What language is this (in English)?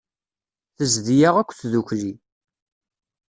Kabyle